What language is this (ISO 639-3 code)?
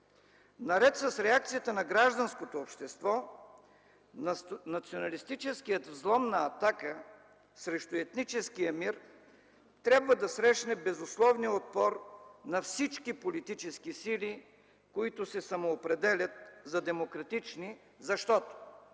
bul